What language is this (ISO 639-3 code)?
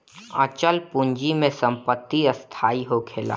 bho